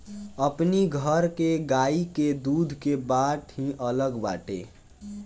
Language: Bhojpuri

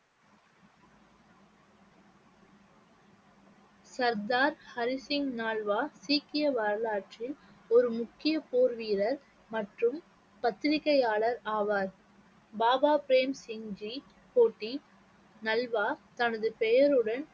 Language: Tamil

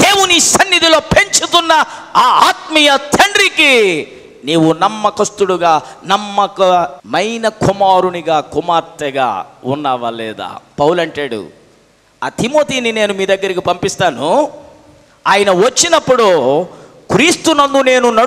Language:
Hindi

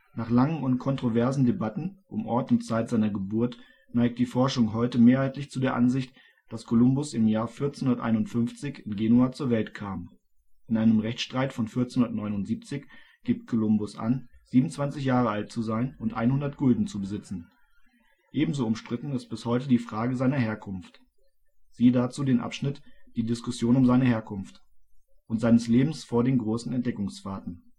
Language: German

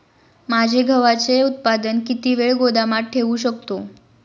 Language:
Marathi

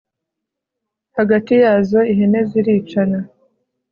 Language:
Kinyarwanda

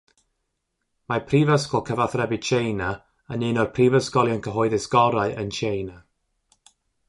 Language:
Welsh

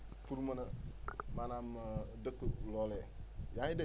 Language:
Wolof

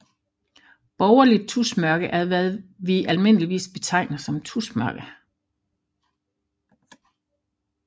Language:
Danish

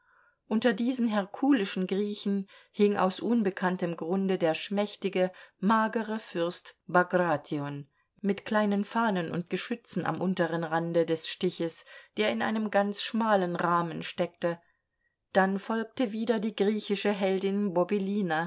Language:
German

